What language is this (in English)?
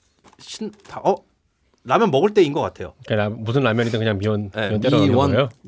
Korean